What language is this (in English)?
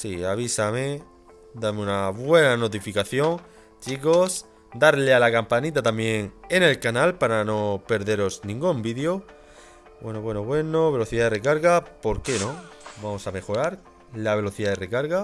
Spanish